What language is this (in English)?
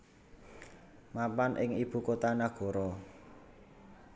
Javanese